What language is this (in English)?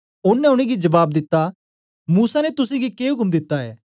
Dogri